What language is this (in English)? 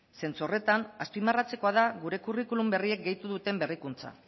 Basque